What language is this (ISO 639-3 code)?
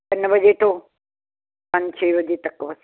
pan